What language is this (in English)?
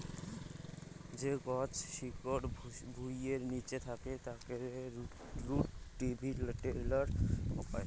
Bangla